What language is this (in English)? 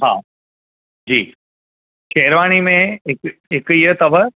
Sindhi